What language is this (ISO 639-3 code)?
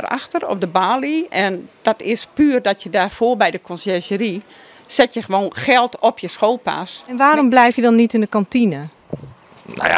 nld